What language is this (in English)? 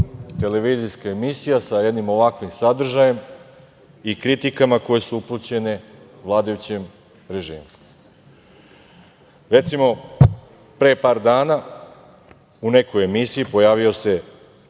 Serbian